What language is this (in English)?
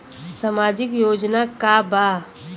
Bhojpuri